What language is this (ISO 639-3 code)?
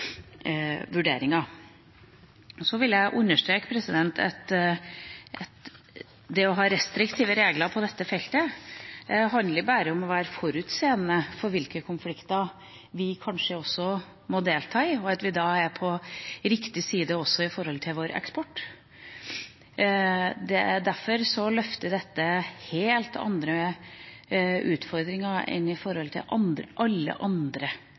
nob